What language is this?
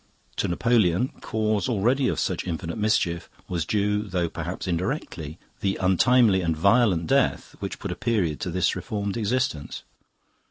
English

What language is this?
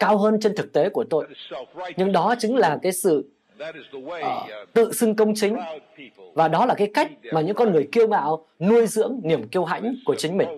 Vietnamese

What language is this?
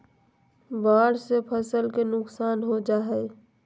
Magahi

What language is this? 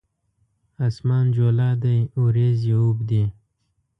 Pashto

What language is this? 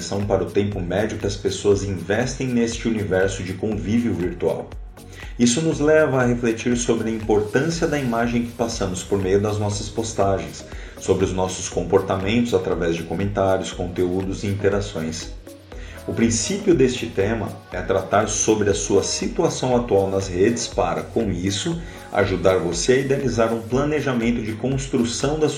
Portuguese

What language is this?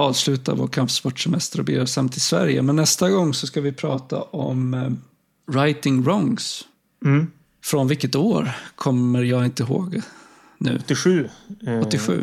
Swedish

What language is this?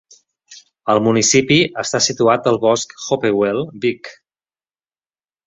Catalan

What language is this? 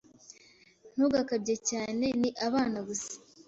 Kinyarwanda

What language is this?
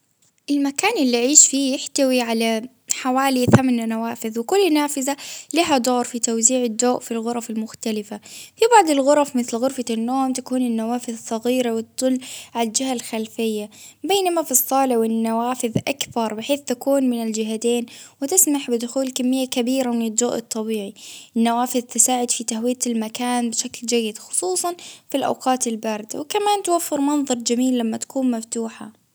Baharna Arabic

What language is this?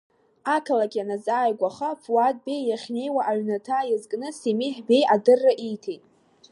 Abkhazian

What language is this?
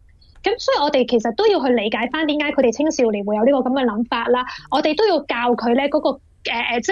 Chinese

